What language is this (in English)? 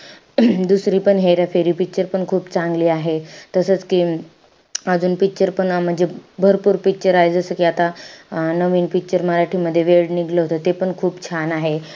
Marathi